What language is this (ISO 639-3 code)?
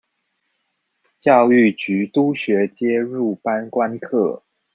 zho